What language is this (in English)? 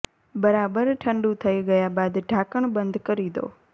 Gujarati